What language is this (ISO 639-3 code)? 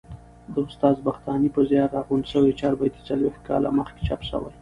pus